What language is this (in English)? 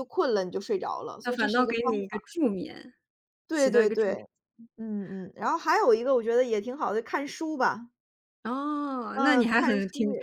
Chinese